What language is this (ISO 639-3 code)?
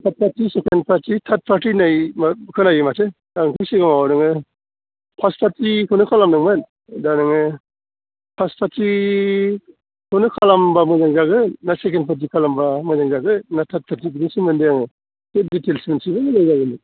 brx